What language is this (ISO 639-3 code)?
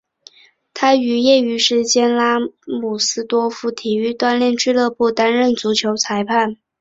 zho